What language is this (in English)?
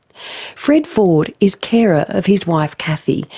English